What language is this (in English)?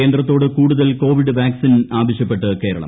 Malayalam